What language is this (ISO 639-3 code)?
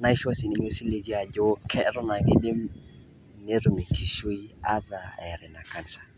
mas